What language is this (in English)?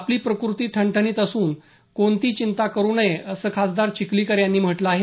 Marathi